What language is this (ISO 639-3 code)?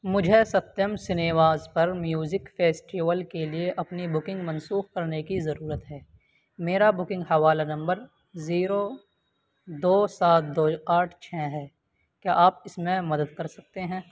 urd